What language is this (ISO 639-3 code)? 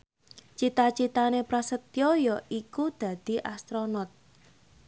jav